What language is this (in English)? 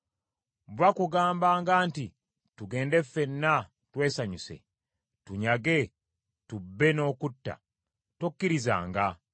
Ganda